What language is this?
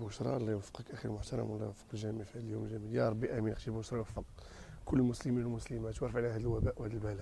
Arabic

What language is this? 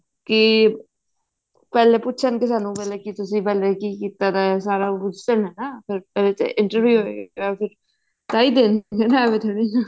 Punjabi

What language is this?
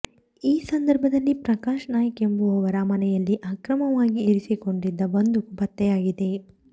Kannada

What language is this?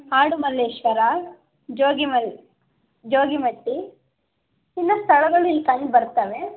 Kannada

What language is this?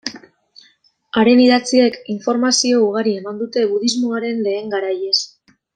Basque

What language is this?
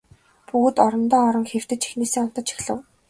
Mongolian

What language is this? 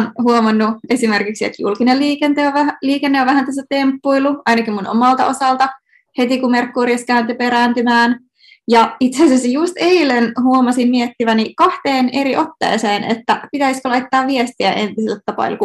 Finnish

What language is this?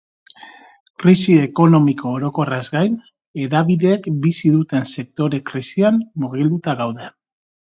Basque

